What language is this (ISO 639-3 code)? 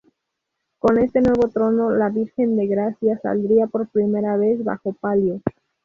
spa